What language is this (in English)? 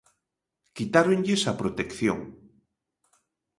Galician